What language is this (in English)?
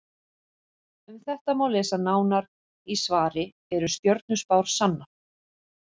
Icelandic